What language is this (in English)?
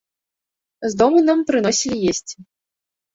Belarusian